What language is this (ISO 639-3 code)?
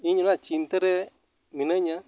sat